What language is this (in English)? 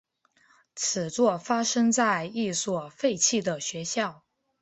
Chinese